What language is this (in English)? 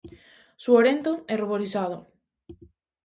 Galician